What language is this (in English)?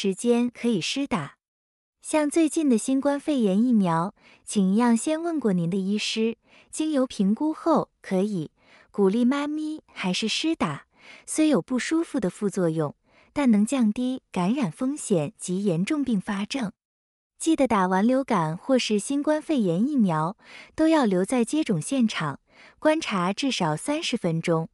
Chinese